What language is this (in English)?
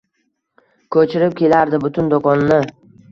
Uzbek